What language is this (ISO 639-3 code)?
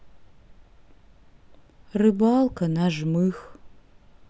rus